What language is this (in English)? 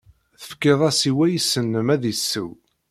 Kabyle